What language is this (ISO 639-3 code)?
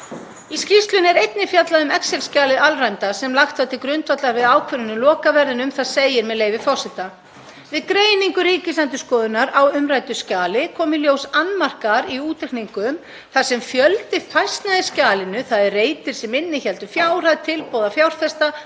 isl